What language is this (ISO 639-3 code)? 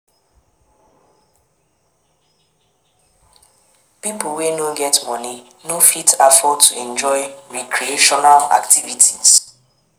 pcm